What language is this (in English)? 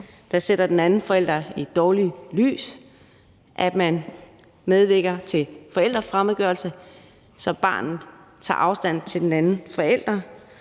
Danish